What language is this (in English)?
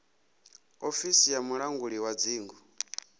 Venda